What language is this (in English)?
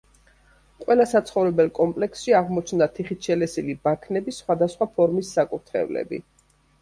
Georgian